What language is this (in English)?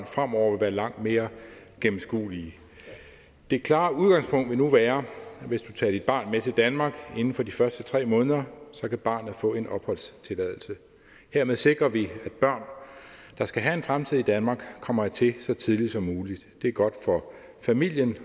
Danish